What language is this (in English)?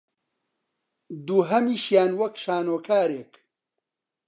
Central Kurdish